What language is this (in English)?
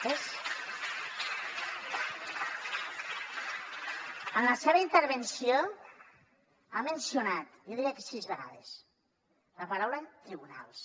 Catalan